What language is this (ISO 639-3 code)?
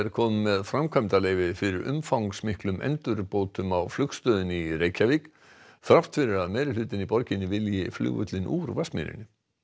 isl